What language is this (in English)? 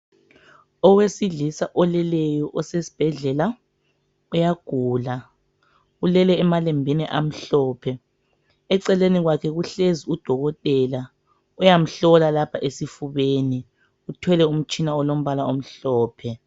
North Ndebele